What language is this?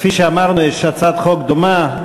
Hebrew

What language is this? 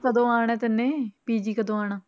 Punjabi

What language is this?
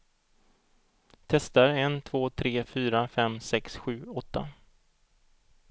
Swedish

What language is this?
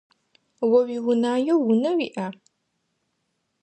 Adyghe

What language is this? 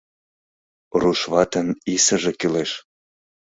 Mari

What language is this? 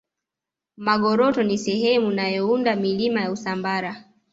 Swahili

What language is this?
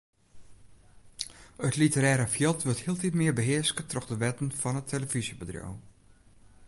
Western Frisian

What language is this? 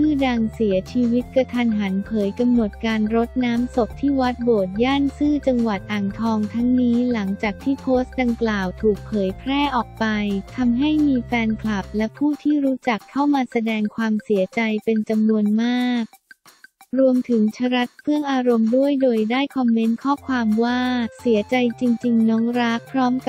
Thai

